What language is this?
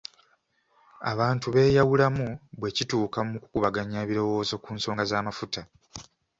Ganda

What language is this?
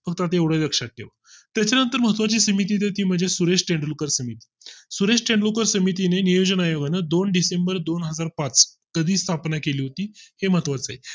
Marathi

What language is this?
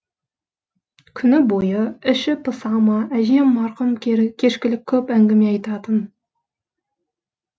Kazakh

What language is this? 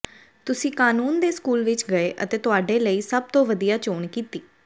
Punjabi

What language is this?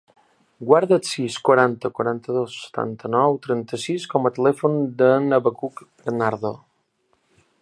Catalan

